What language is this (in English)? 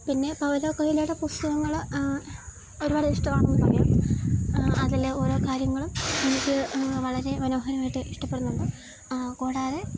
Malayalam